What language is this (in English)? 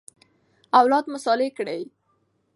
Pashto